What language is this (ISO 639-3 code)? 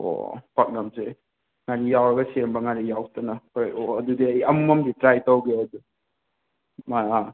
mni